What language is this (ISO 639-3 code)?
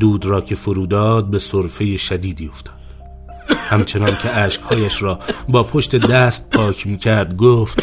fas